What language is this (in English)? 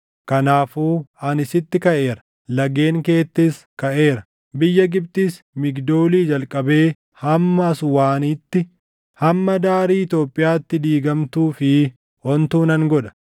Oromo